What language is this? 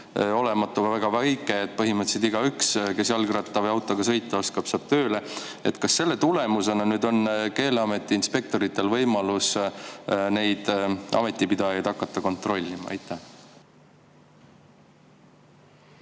Estonian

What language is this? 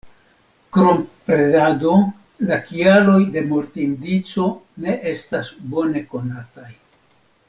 Esperanto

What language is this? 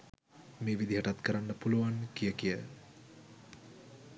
Sinhala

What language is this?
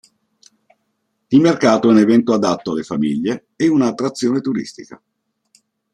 Italian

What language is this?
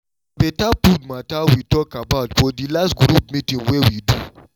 Nigerian Pidgin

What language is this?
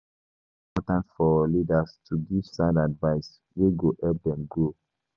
Nigerian Pidgin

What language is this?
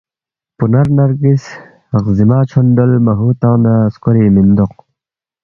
Balti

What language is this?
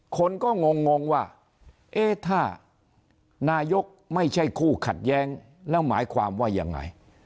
Thai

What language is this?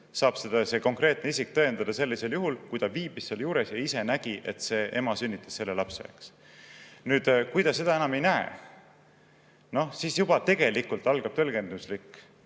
Estonian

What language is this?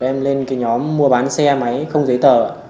Vietnamese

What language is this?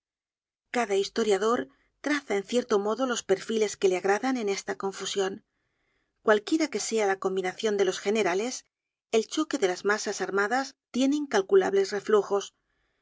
Spanish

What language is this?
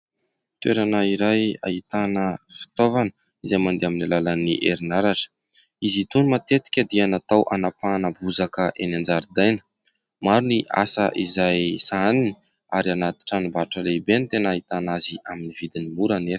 Malagasy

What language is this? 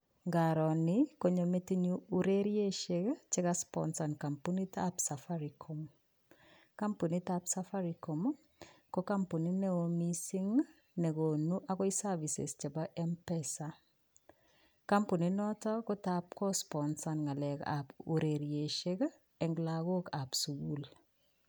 Kalenjin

